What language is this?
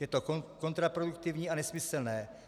Czech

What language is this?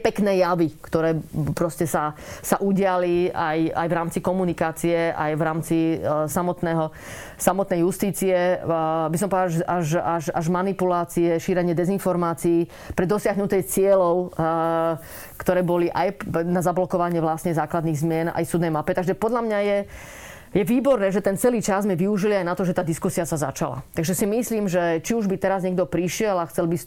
Slovak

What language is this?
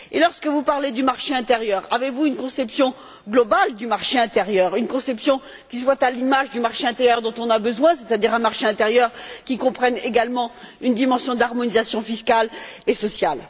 French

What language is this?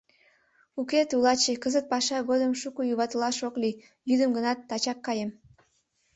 Mari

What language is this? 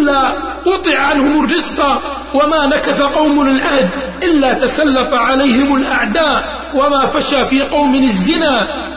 Arabic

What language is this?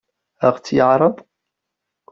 Kabyle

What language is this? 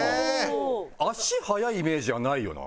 Japanese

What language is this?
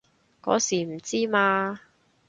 Cantonese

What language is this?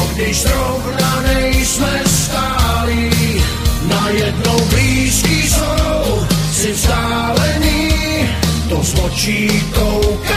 Czech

